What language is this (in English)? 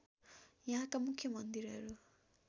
Nepali